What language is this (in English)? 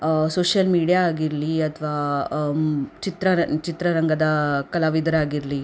Kannada